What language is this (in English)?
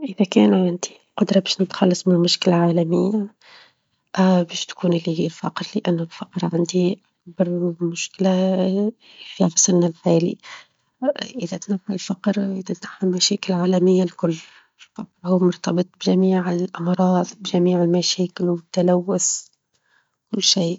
Tunisian Arabic